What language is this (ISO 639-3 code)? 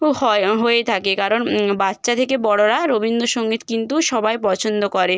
ben